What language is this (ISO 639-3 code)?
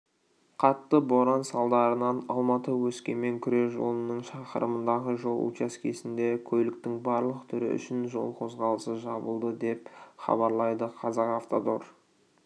kaz